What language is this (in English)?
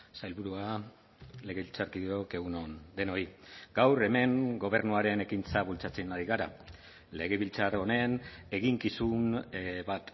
Basque